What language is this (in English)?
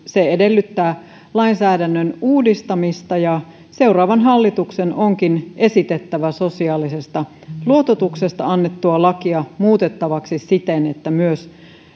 Finnish